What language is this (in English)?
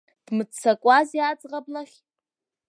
Abkhazian